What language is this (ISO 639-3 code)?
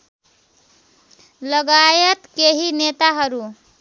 nep